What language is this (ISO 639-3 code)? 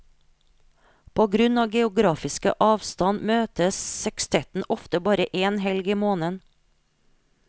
nor